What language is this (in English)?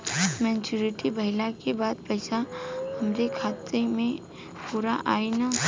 Bhojpuri